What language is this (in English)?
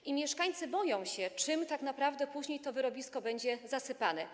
Polish